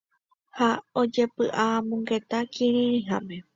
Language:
Guarani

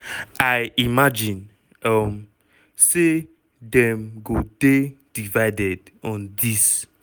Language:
Nigerian Pidgin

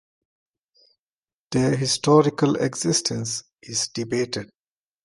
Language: English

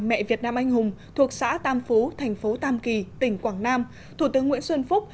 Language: Vietnamese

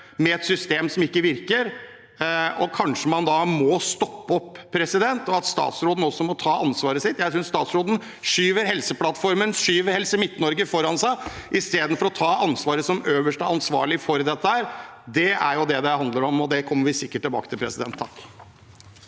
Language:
Norwegian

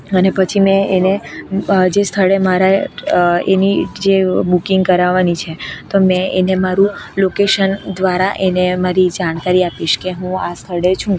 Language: Gujarati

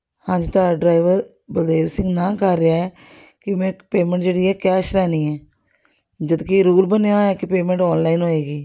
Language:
Punjabi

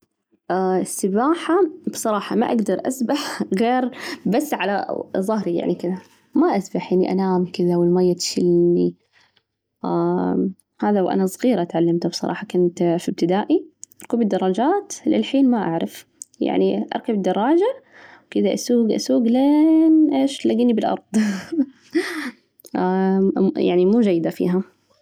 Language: Najdi Arabic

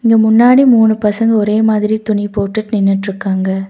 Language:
Tamil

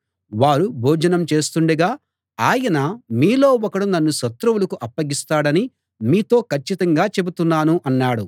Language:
Telugu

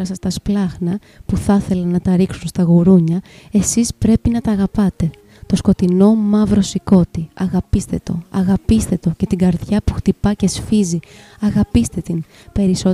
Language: Greek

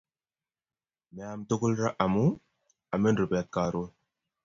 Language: Kalenjin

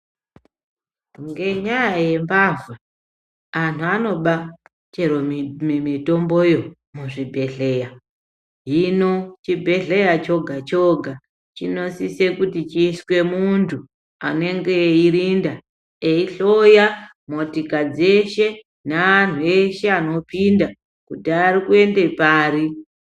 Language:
Ndau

